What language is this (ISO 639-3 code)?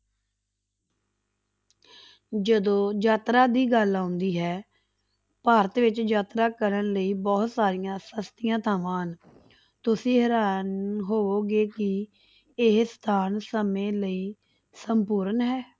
pan